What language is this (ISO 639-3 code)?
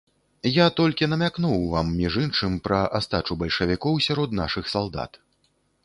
bel